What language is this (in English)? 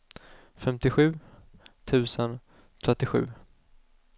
Swedish